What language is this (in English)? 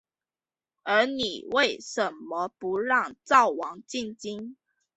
Chinese